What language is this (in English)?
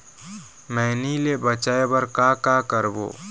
Chhattisgarhi